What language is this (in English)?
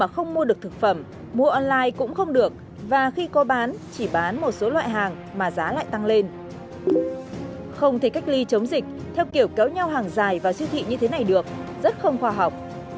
Vietnamese